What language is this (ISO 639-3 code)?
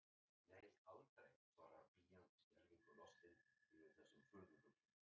isl